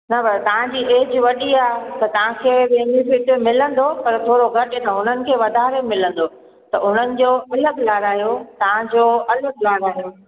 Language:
Sindhi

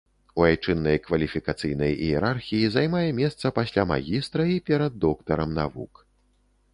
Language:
Belarusian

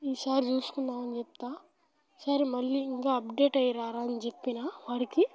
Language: Telugu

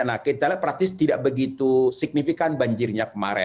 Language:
Indonesian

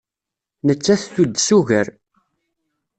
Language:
Kabyle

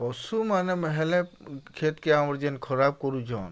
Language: Odia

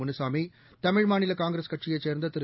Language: Tamil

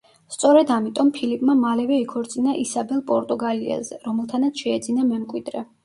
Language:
Georgian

